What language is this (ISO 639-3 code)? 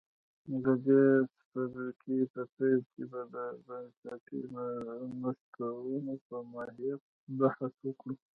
pus